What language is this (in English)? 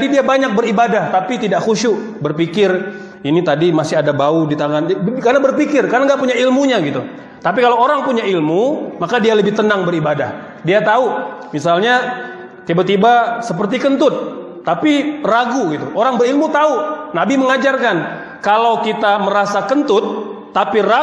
Indonesian